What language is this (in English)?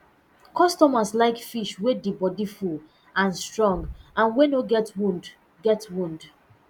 Nigerian Pidgin